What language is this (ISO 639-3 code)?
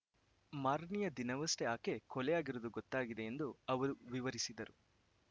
kan